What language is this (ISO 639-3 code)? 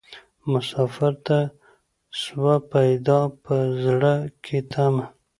pus